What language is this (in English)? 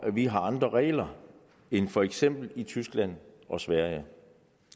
Danish